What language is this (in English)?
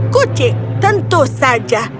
Indonesian